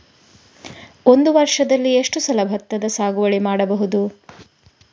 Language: Kannada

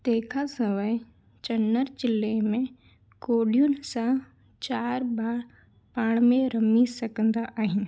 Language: Sindhi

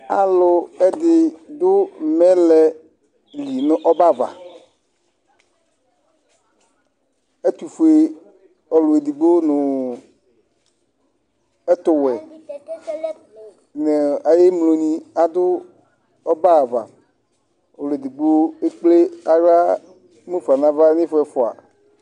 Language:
Ikposo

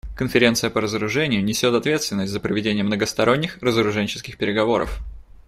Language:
Russian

